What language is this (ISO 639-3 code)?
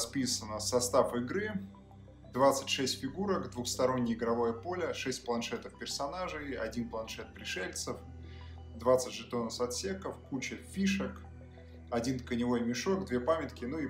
rus